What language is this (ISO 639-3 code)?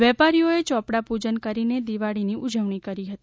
guj